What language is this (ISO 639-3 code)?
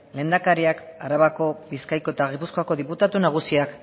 eus